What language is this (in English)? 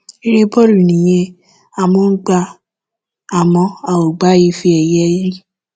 Yoruba